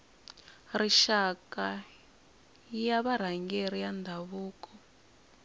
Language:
Tsonga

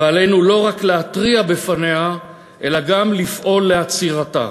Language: Hebrew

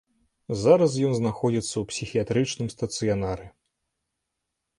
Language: Belarusian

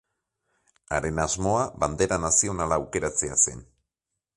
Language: Basque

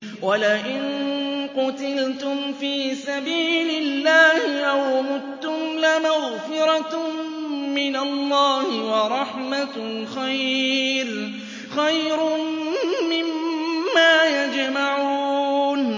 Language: Arabic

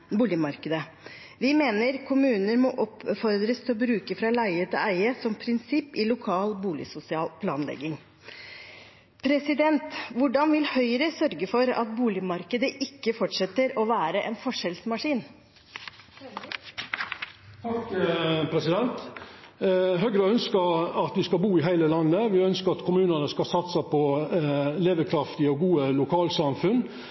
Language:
Norwegian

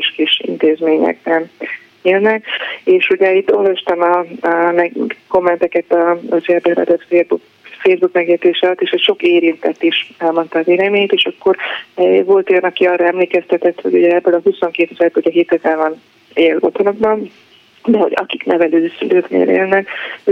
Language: Hungarian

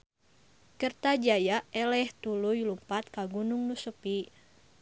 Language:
Sundanese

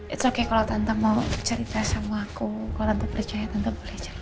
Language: Indonesian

